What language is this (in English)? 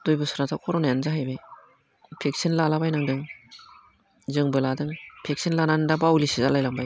Bodo